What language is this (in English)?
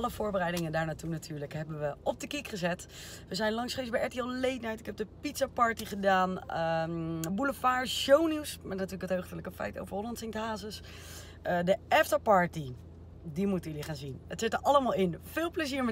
Dutch